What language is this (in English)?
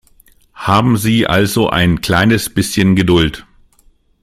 German